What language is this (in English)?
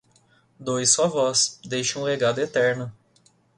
Portuguese